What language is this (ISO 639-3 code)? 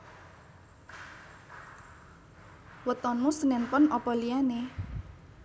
jav